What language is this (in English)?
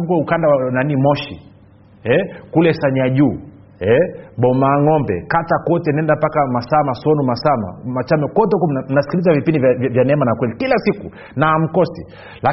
Swahili